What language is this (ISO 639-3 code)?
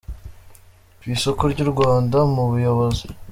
kin